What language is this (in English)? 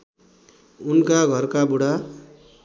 Nepali